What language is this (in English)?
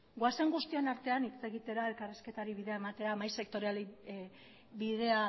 Basque